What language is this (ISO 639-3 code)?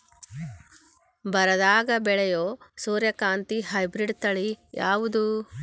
kan